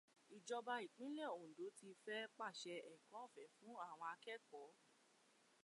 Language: Yoruba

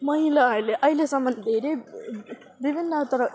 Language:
Nepali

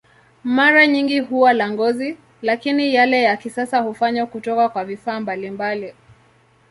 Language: Swahili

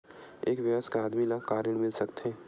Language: Chhattisgarhi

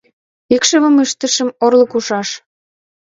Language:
Mari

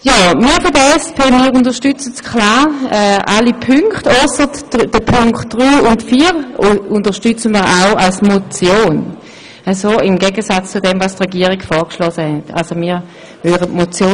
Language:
Swiss German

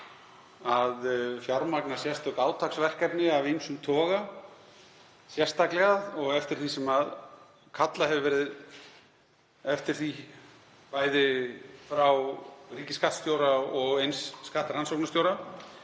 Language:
Icelandic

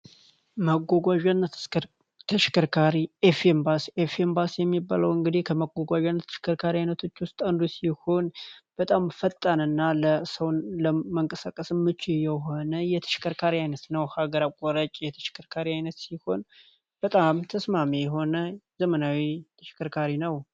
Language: Amharic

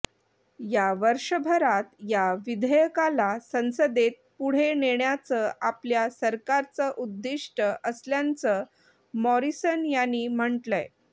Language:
Marathi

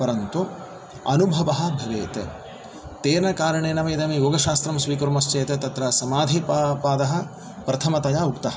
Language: Sanskrit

